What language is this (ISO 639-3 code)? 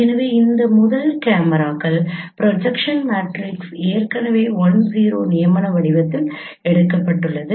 tam